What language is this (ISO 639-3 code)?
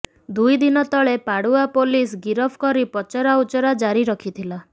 ori